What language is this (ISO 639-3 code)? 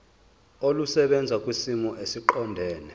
zul